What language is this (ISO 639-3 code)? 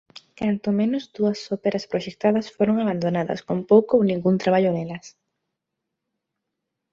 glg